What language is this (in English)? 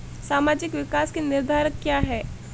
Hindi